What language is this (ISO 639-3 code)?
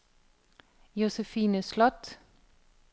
dan